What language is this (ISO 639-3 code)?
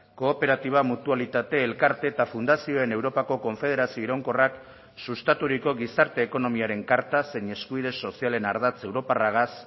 eus